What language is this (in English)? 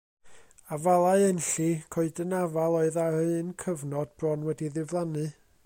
Welsh